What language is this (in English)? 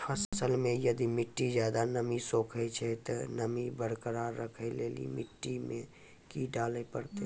Maithili